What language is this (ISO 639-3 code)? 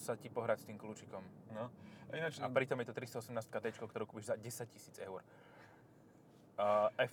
slk